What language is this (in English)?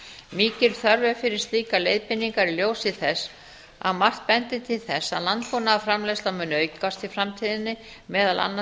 Icelandic